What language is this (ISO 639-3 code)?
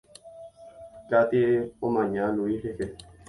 grn